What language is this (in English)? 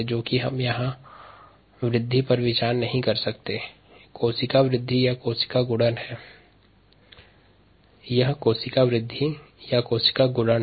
Hindi